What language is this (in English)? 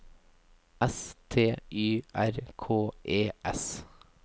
Norwegian